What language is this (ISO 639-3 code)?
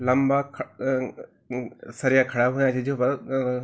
gbm